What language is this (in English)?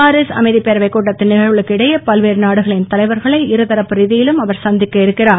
Tamil